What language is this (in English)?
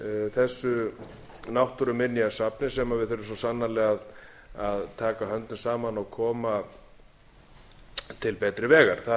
Icelandic